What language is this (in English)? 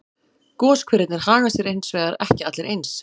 Icelandic